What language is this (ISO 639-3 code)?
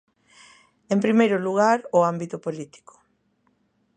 glg